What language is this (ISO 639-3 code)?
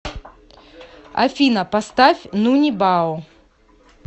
rus